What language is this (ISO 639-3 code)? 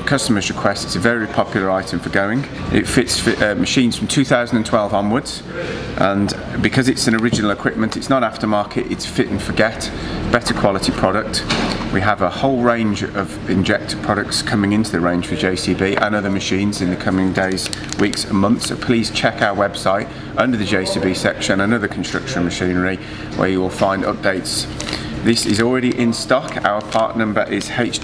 eng